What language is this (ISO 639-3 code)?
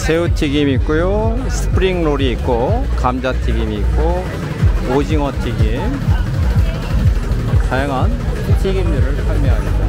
kor